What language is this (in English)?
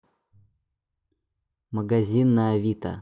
Russian